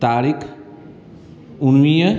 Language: Sindhi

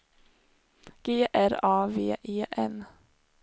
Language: Swedish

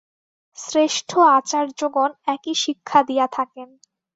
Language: Bangla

